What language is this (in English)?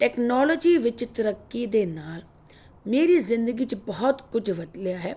Punjabi